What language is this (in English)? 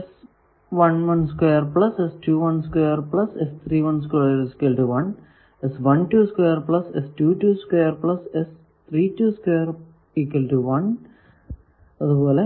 Malayalam